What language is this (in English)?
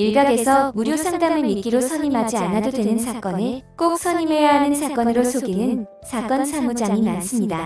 Korean